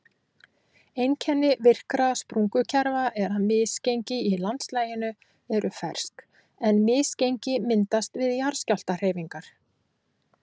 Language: Icelandic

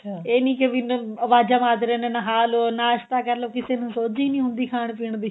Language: Punjabi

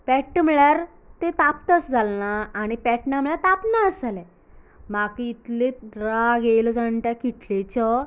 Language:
Konkani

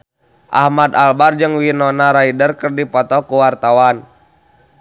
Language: Sundanese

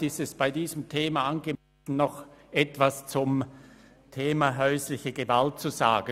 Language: Swiss German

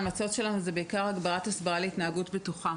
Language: Hebrew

